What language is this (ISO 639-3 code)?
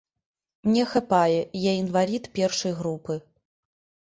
bel